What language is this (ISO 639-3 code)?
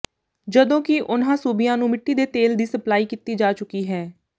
pan